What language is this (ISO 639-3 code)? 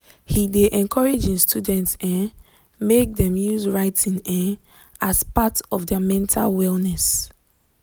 pcm